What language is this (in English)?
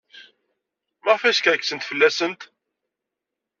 Kabyle